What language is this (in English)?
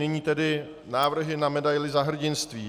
Czech